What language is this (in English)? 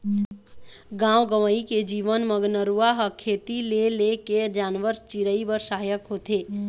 Chhattisgarhi